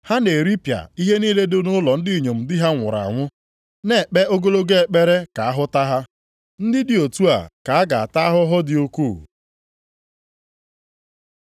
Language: Igbo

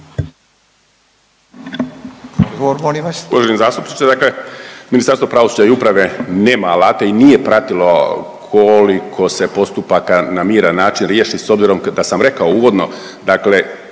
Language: Croatian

